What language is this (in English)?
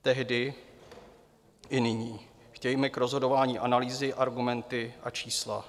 Czech